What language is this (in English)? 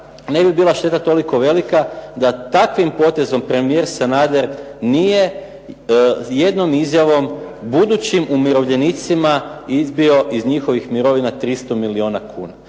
Croatian